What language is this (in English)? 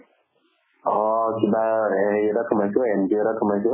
Assamese